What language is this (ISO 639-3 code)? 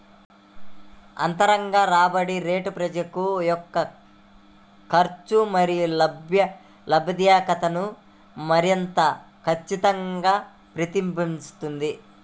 tel